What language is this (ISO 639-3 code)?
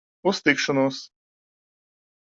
lav